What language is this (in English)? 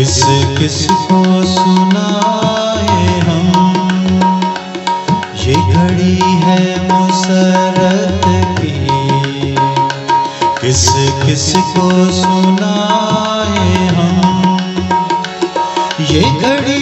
Romanian